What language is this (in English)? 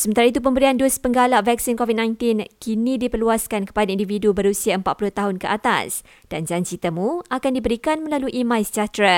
Malay